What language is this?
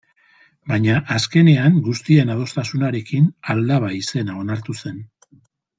Basque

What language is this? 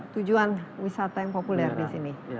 Indonesian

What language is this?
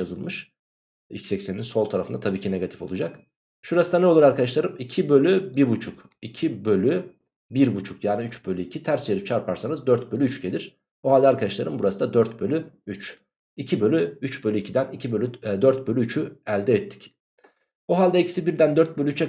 Turkish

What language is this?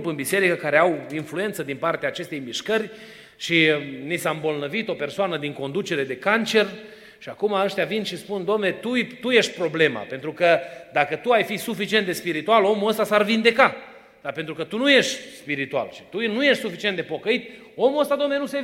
Romanian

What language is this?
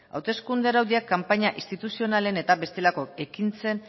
Basque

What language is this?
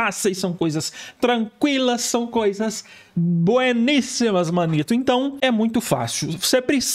Portuguese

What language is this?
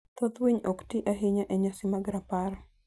Luo (Kenya and Tanzania)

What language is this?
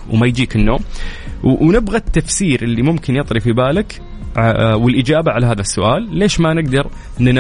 Arabic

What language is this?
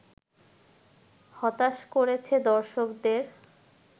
Bangla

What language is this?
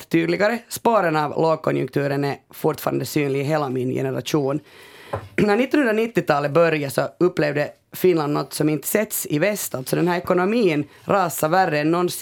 Swedish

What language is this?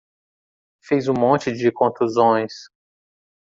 Portuguese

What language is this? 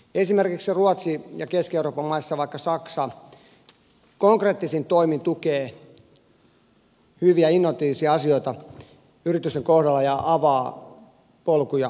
Finnish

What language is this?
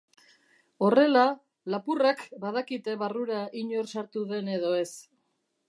Basque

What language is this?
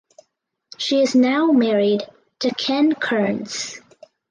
English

